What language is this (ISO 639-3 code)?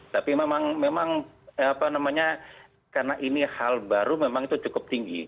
ind